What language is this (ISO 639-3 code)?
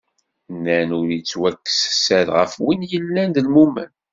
kab